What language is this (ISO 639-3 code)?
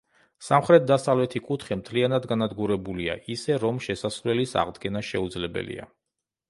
kat